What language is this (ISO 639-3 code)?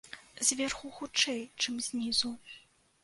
bel